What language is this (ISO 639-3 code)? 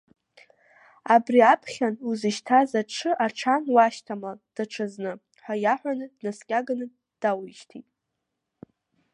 abk